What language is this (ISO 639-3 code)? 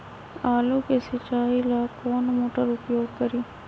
mag